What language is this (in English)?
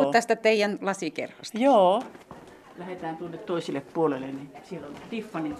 Finnish